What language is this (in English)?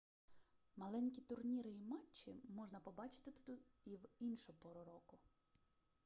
Ukrainian